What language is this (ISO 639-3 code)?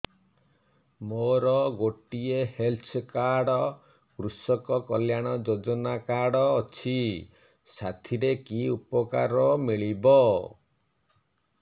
ori